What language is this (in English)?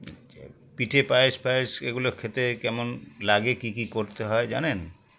Bangla